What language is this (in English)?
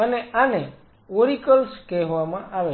Gujarati